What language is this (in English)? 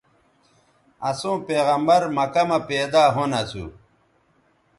Bateri